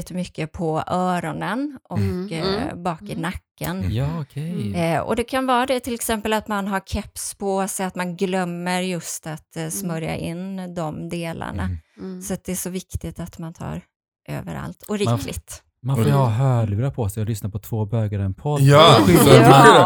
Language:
Swedish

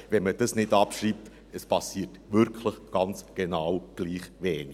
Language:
Swiss German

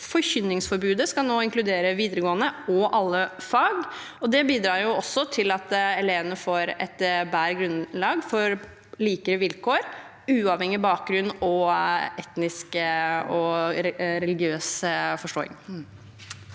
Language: Norwegian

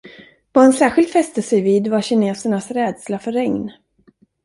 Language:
Swedish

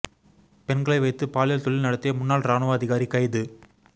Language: Tamil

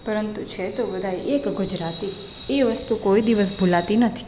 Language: Gujarati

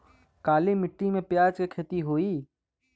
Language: Bhojpuri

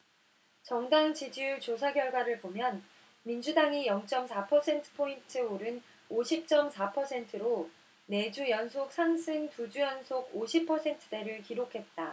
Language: Korean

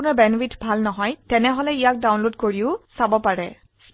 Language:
Assamese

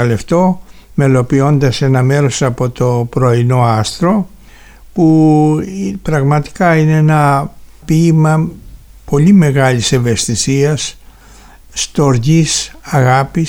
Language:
Greek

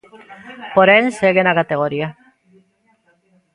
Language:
Galician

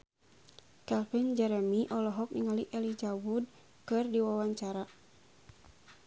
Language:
Sundanese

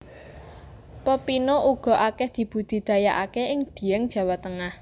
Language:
Javanese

